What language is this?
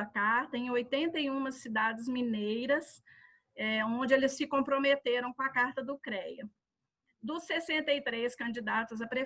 Portuguese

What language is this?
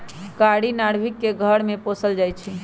Magahi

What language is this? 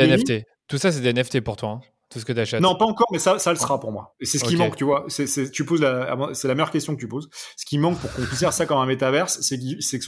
French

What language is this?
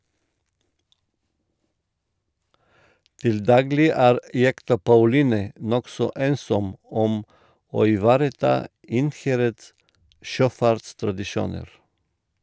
Norwegian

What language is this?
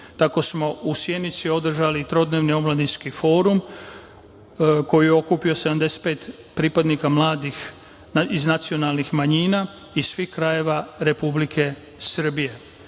Serbian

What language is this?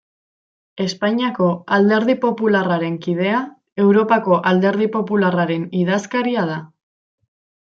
Basque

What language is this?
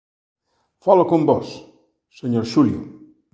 Galician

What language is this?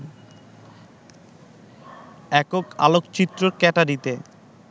Bangla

